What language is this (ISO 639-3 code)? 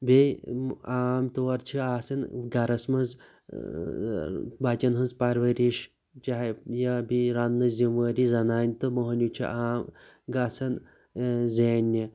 kas